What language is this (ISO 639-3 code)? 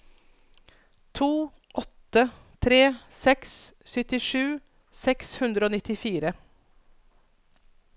nor